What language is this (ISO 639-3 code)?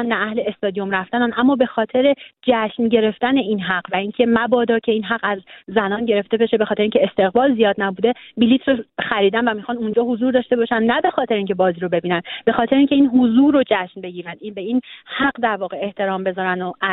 fas